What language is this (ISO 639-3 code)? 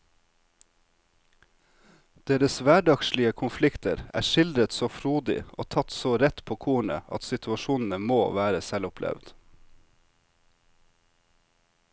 nor